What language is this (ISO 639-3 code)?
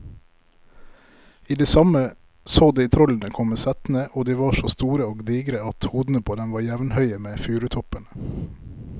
nor